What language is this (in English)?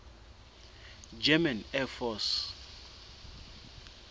Southern Sotho